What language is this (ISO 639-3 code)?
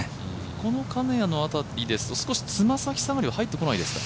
jpn